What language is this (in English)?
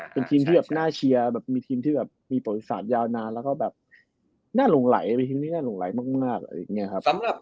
Thai